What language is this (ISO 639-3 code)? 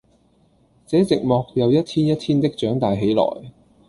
yue